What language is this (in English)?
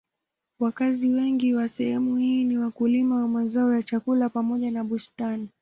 Swahili